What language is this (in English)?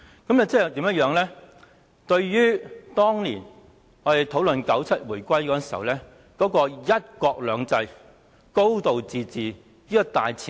Cantonese